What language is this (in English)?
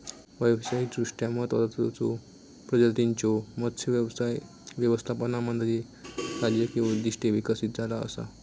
Marathi